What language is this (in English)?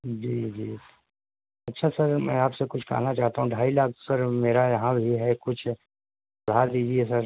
Urdu